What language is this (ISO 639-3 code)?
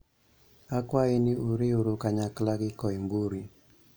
luo